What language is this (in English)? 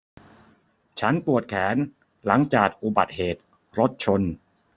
Thai